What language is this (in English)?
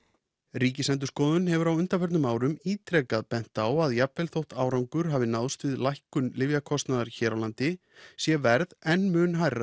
Icelandic